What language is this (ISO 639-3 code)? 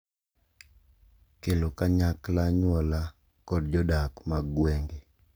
luo